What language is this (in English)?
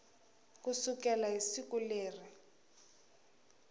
Tsonga